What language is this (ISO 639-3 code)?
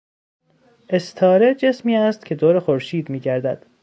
fas